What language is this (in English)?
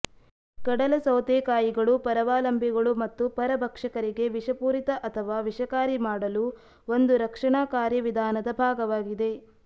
Kannada